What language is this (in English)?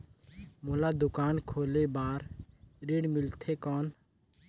Chhattisgarhi